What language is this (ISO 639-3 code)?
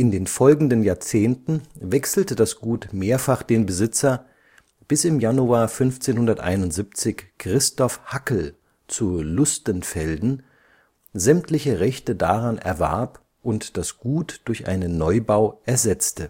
deu